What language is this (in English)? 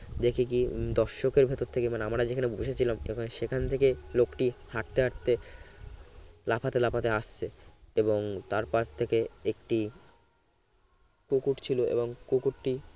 Bangla